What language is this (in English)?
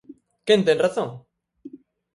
Galician